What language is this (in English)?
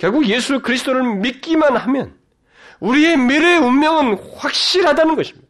Korean